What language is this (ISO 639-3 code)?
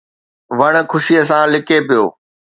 snd